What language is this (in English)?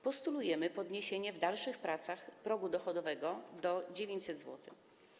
Polish